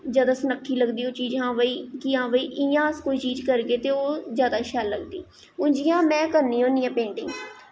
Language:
Dogri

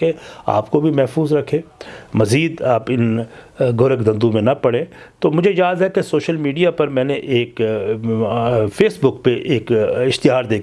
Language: Urdu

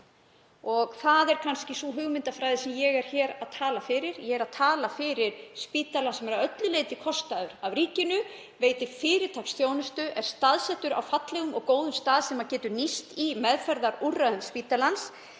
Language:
Icelandic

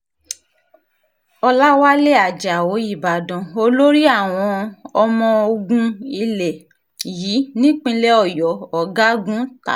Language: Yoruba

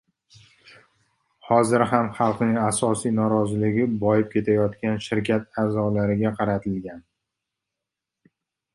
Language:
Uzbek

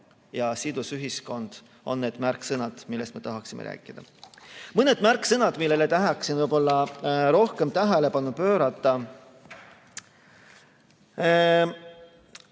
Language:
Estonian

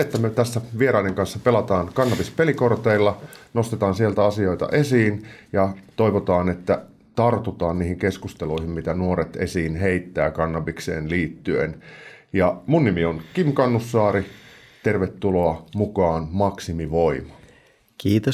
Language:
Finnish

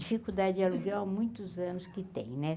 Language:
Portuguese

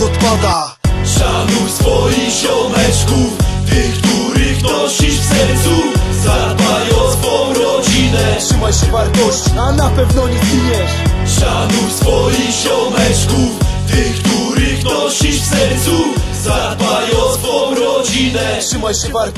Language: Polish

